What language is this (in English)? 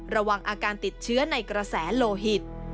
Thai